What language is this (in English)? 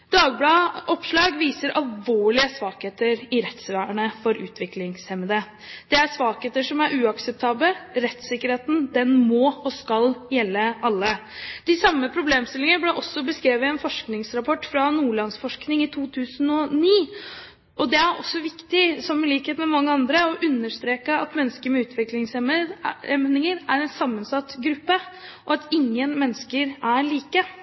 Norwegian Bokmål